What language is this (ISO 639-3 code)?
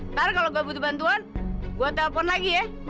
ind